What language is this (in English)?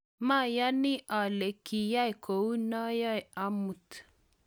Kalenjin